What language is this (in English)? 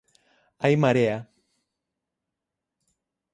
Galician